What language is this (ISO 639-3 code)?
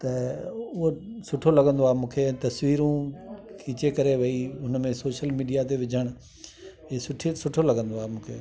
snd